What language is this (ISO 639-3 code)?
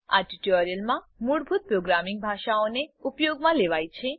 guj